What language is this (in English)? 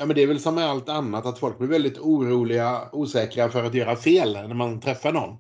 Swedish